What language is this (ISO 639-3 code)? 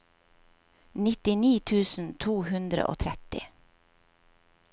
nor